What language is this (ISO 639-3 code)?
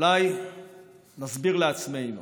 heb